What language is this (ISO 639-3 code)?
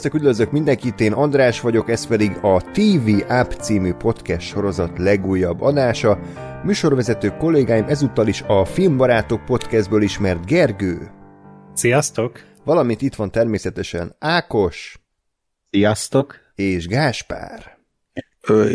hun